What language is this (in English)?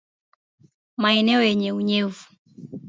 Swahili